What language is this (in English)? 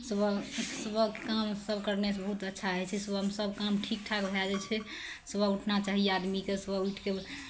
Maithili